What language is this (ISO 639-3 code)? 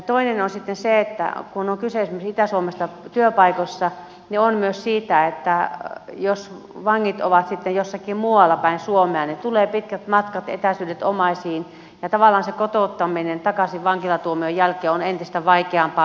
fin